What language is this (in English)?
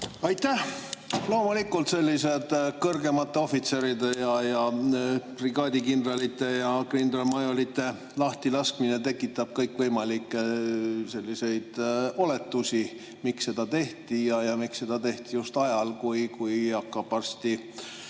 Estonian